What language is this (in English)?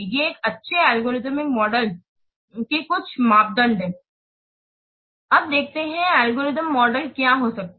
Hindi